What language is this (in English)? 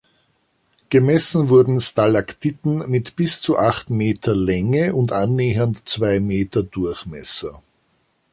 German